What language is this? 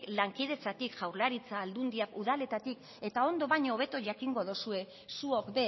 Basque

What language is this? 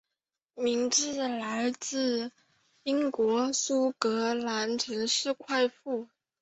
Chinese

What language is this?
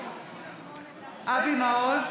Hebrew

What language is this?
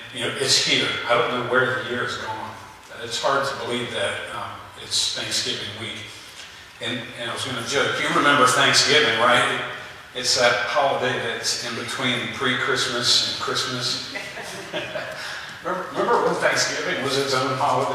English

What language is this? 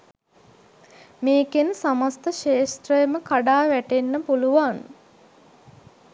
Sinhala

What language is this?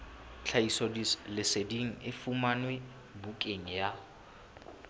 Southern Sotho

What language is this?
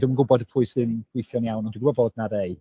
Welsh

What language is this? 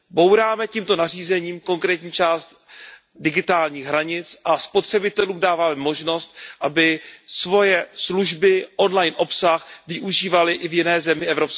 Czech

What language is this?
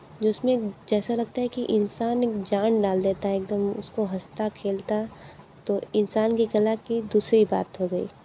Hindi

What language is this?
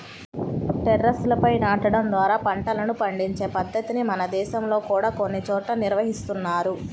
Telugu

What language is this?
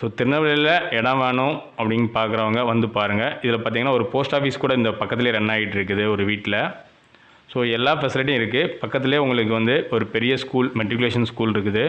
Tamil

